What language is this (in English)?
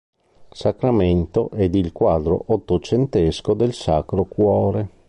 Italian